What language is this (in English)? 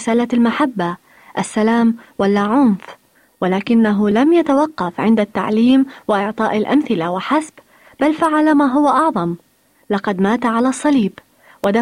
Arabic